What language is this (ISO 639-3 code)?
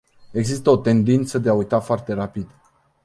ron